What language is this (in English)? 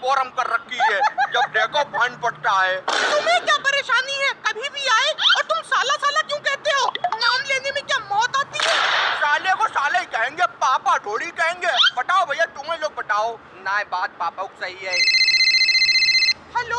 Hindi